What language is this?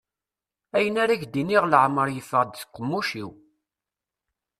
Kabyle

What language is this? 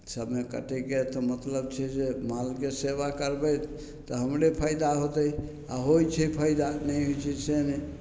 Maithili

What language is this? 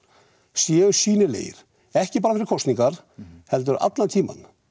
Icelandic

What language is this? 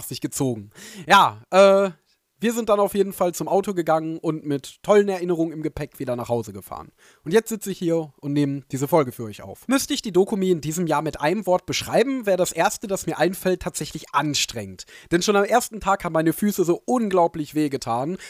German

